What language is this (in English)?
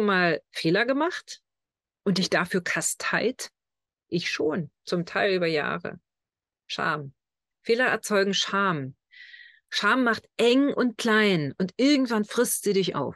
German